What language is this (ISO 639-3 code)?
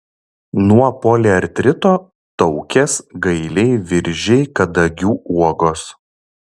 lit